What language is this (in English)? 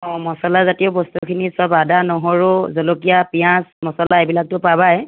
Assamese